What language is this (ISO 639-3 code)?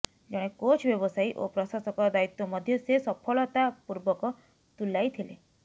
ori